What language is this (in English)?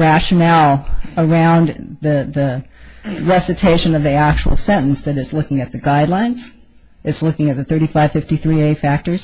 English